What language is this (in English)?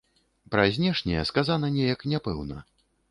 Belarusian